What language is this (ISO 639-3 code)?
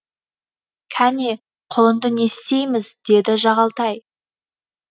kaz